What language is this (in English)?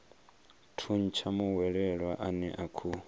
Venda